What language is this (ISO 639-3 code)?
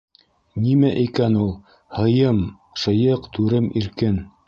bak